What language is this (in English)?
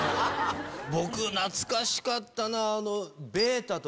Japanese